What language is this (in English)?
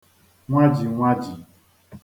Igbo